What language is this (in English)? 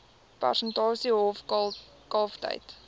Afrikaans